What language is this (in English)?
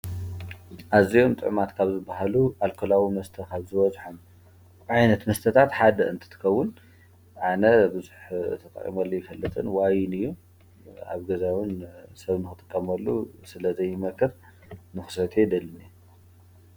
Tigrinya